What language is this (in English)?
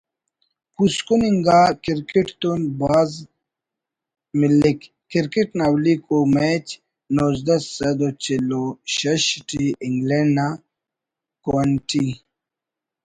Brahui